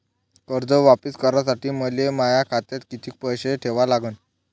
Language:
Marathi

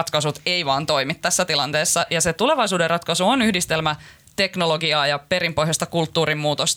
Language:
Finnish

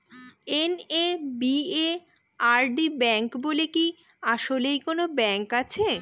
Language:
Bangla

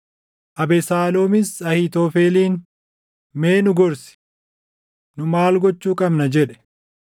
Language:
Oromo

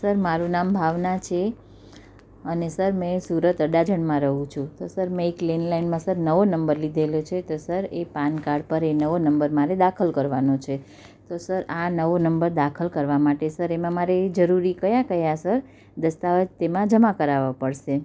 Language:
Gujarati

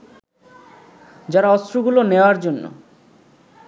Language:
Bangla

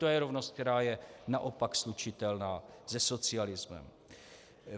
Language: Czech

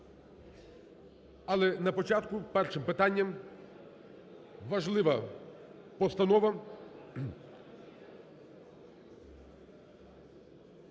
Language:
Ukrainian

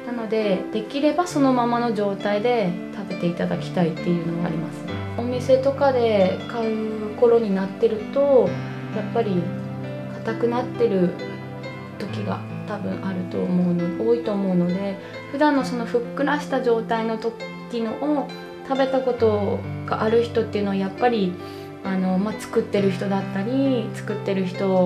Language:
Japanese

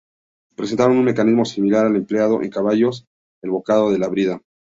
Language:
Spanish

